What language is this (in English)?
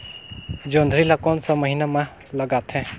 Chhattisgarhi